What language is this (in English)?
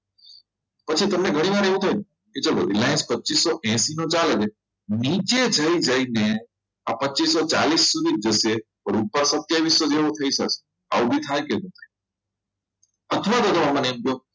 Gujarati